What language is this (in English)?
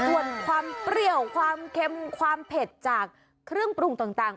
Thai